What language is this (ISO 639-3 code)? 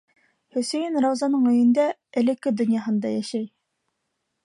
bak